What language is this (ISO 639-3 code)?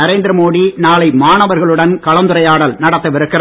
tam